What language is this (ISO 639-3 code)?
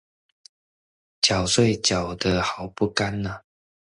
zho